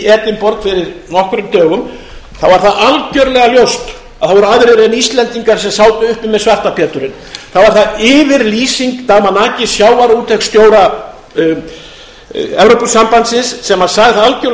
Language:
Icelandic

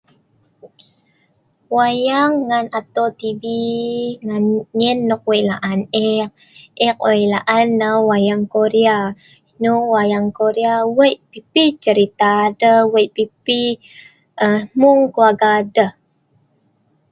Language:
Sa'ban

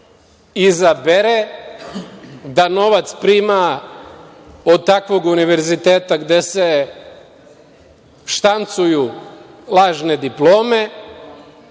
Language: Serbian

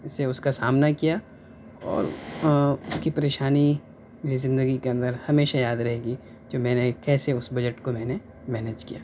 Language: Urdu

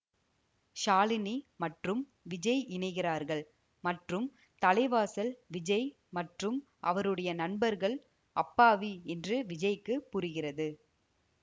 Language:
Tamil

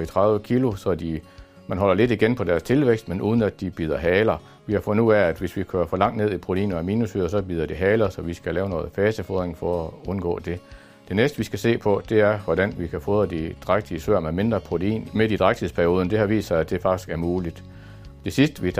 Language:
Danish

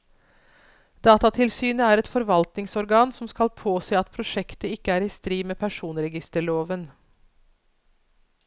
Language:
Norwegian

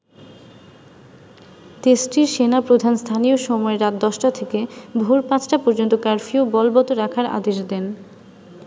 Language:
Bangla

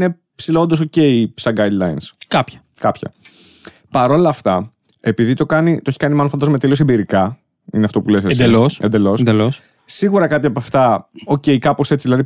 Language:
Greek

